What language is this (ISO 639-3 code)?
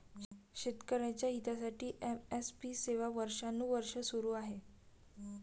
mar